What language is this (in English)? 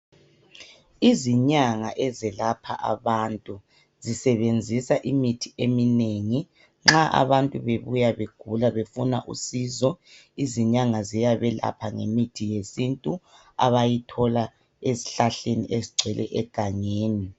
North Ndebele